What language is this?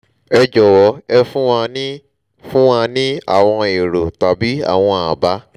Yoruba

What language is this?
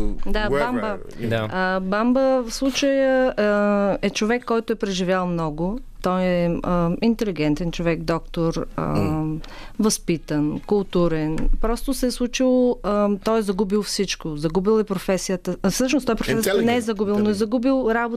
Bulgarian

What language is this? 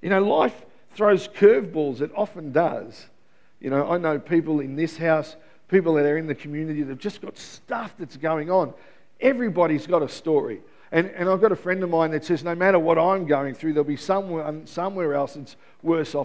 English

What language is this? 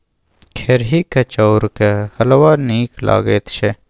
Maithili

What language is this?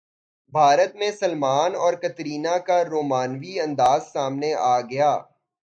Urdu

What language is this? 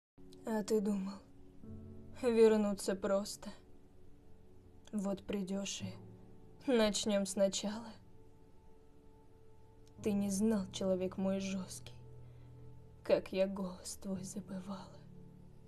Russian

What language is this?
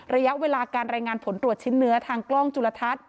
Thai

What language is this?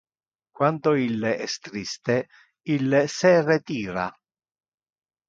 Interlingua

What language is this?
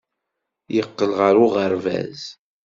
Kabyle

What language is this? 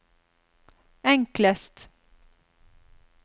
Norwegian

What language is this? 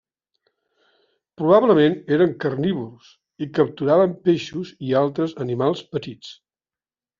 Catalan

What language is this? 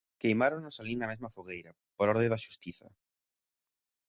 Galician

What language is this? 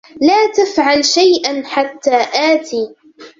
Arabic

